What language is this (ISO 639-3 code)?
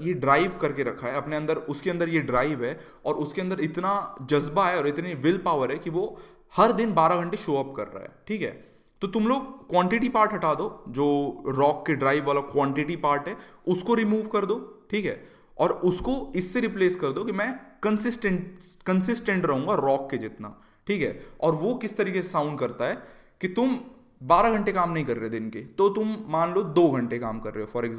hin